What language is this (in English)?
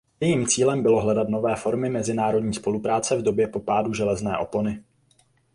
Czech